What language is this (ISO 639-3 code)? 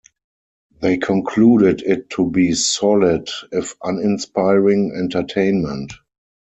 eng